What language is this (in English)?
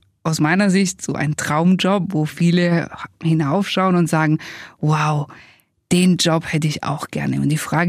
German